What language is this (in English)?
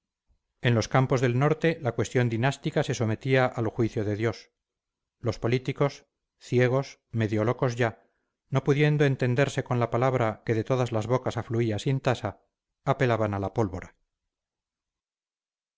Spanish